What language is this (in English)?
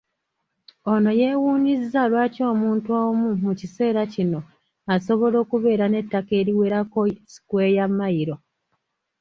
Ganda